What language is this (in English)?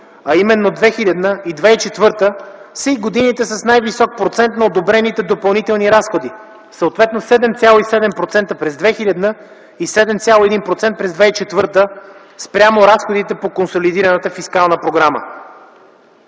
Bulgarian